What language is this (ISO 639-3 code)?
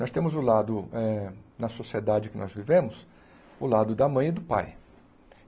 por